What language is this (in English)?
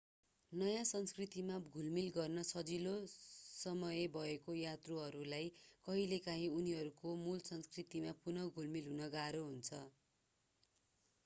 Nepali